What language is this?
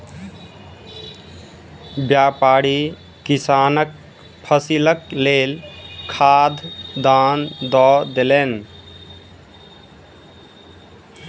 Maithili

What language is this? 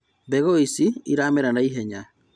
Kikuyu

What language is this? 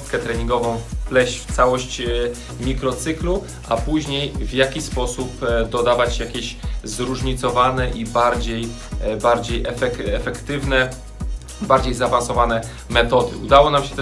Polish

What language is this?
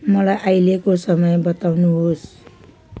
Nepali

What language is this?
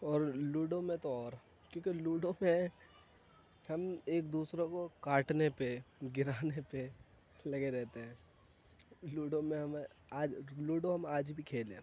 Urdu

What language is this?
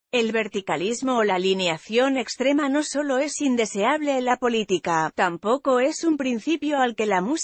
Spanish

